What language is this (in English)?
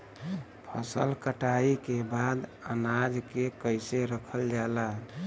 Bhojpuri